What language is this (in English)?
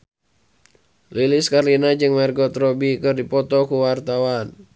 Sundanese